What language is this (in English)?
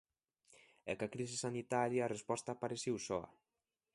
Galician